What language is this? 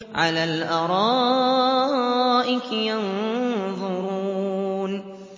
Arabic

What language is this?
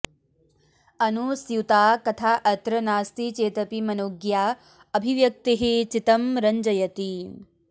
Sanskrit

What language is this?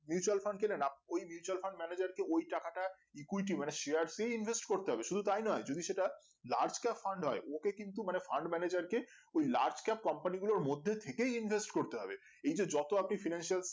Bangla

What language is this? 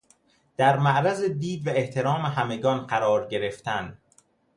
Persian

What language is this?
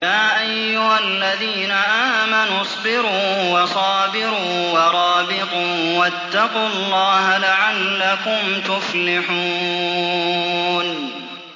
Arabic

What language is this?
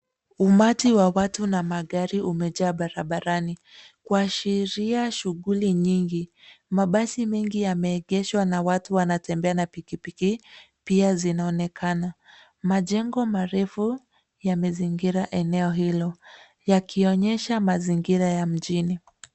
Swahili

